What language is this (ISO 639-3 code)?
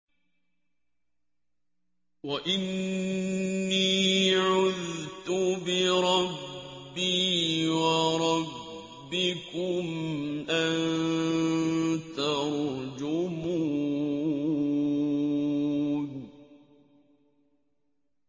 ara